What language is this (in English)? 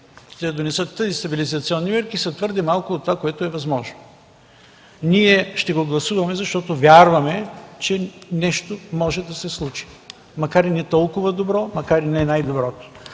Bulgarian